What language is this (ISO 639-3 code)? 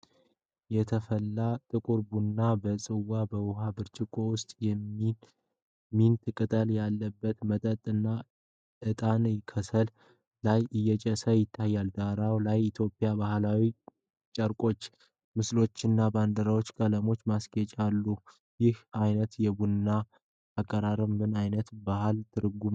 amh